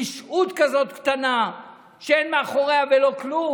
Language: Hebrew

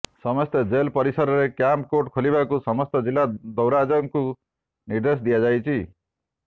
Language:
Odia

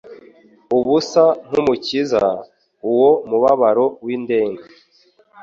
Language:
Kinyarwanda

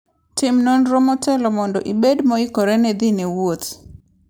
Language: Luo (Kenya and Tanzania)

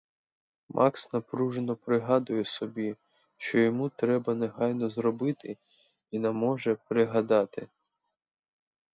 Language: Ukrainian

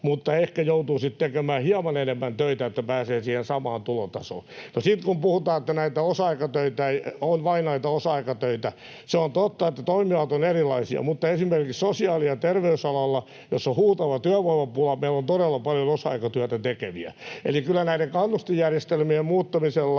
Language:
Finnish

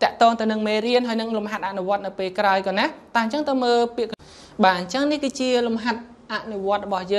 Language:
Vietnamese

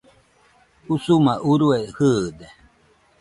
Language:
Nüpode Huitoto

